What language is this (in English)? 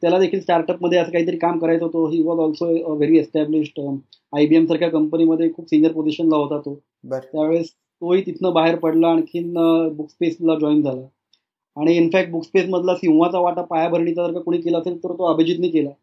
Marathi